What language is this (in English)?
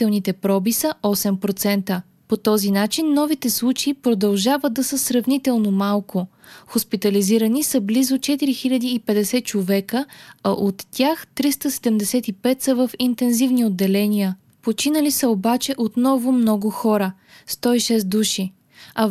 Bulgarian